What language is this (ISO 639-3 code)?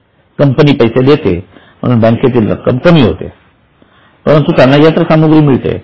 mar